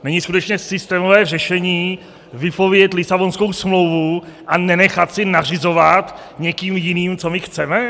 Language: Czech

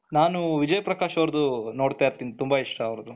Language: Kannada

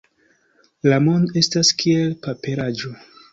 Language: Esperanto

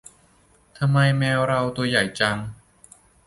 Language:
Thai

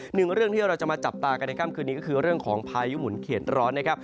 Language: Thai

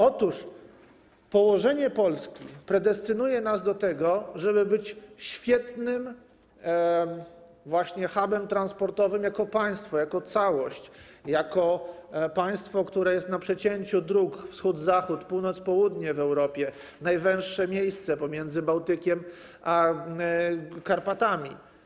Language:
Polish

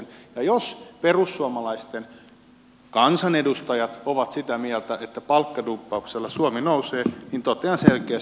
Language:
Finnish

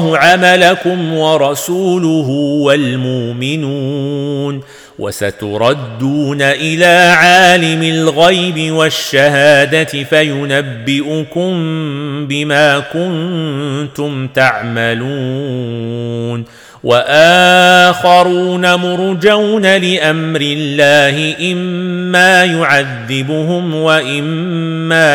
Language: Arabic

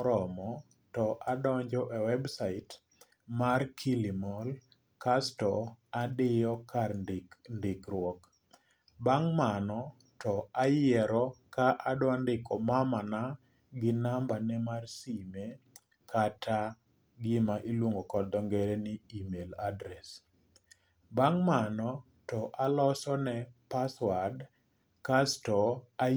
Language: Luo (Kenya and Tanzania)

